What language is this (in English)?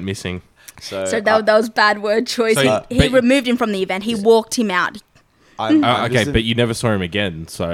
English